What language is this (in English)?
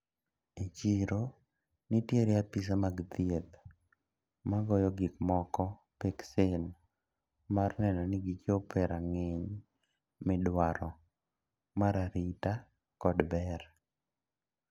Luo (Kenya and Tanzania)